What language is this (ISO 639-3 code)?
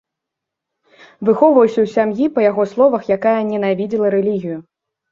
bel